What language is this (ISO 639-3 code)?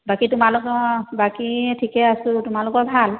asm